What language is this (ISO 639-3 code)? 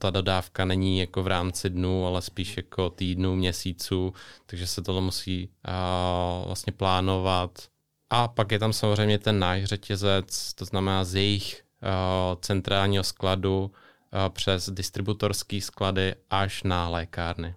ces